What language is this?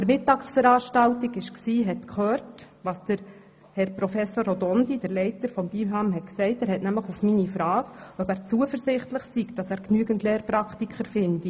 Swiss German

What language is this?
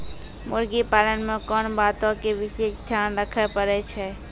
Maithili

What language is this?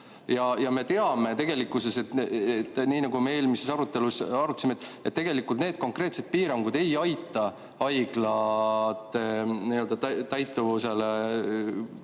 Estonian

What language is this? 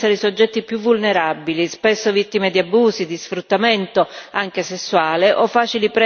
Italian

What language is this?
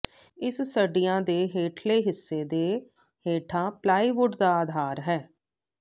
Punjabi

